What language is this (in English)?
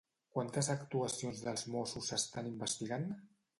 Catalan